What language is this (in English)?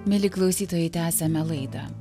Lithuanian